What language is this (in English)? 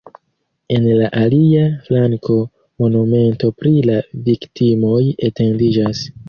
Esperanto